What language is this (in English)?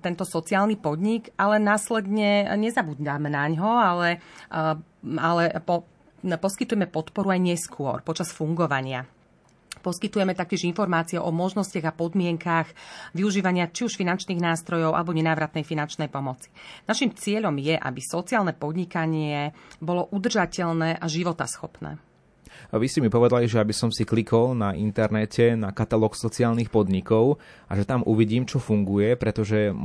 Slovak